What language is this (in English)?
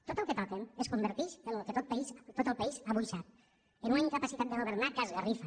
Catalan